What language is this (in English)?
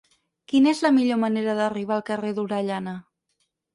Catalan